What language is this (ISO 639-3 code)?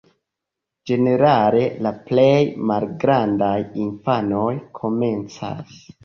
epo